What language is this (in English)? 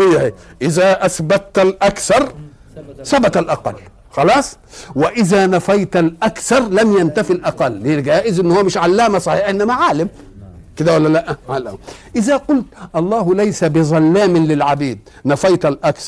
Arabic